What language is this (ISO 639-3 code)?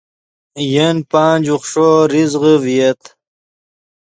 ydg